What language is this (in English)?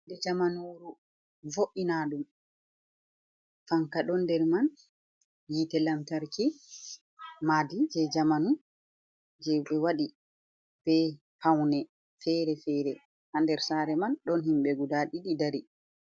Fula